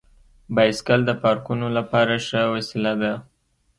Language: Pashto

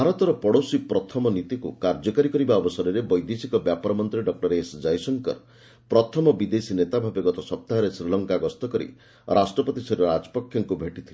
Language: Odia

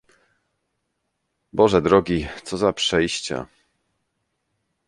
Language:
Polish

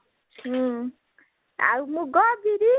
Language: Odia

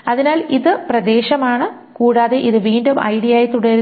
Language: Malayalam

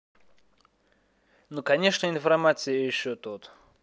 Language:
Russian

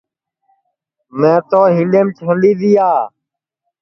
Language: Sansi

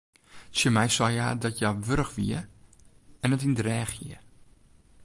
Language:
Western Frisian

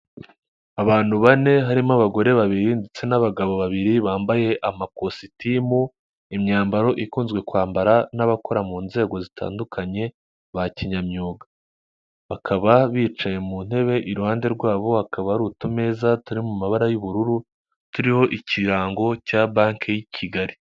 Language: Kinyarwanda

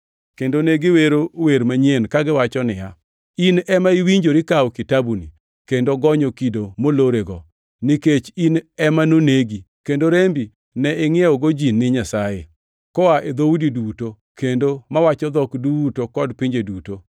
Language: Luo (Kenya and Tanzania)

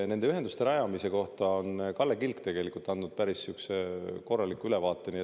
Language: Estonian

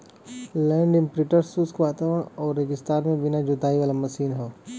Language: Bhojpuri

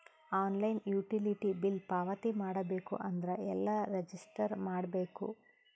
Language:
Kannada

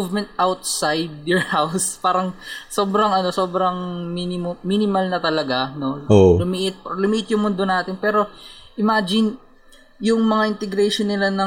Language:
Filipino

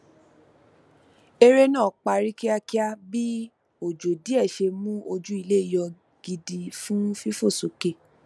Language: Yoruba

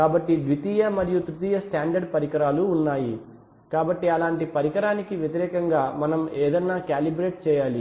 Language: Telugu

